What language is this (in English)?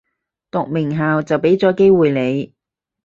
Cantonese